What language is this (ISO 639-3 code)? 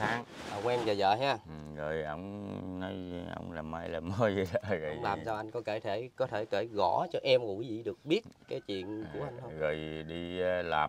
vie